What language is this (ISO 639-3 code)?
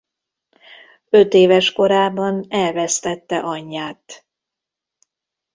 hun